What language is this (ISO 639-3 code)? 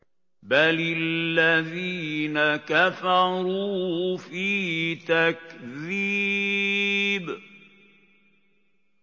ara